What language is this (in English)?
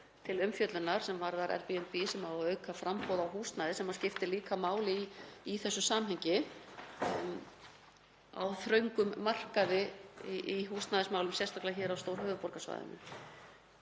Icelandic